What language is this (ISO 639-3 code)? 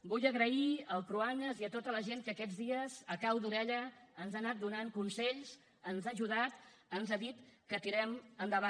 cat